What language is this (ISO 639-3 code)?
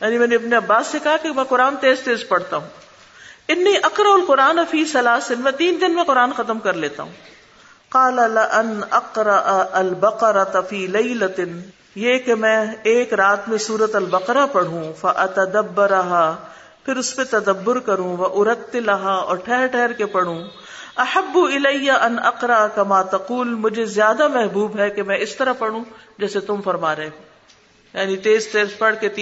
urd